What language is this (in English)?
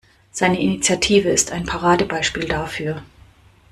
German